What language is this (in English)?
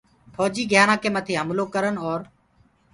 Gurgula